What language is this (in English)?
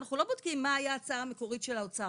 Hebrew